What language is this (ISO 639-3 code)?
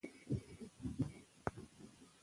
pus